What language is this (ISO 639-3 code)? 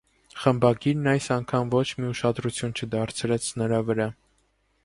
hye